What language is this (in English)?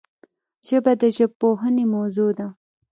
Pashto